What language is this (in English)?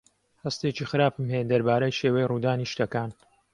Central Kurdish